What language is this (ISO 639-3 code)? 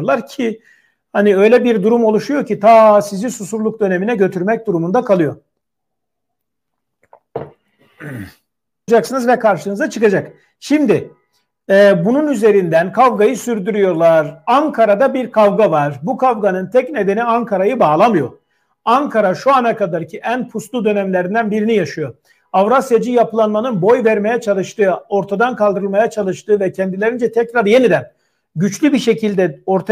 tur